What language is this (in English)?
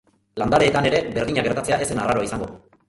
Basque